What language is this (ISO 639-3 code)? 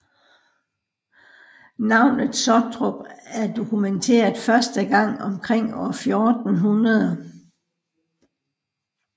dan